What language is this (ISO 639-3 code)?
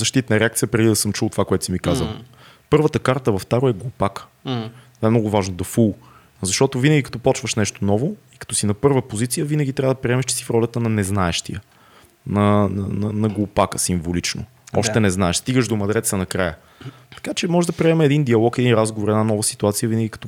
bul